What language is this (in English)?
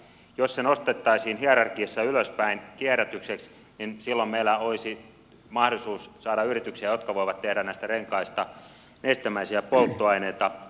Finnish